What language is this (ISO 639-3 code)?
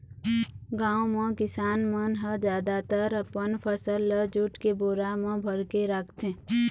hne